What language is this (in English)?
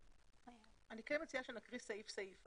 Hebrew